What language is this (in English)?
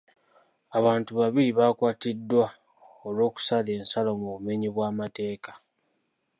Ganda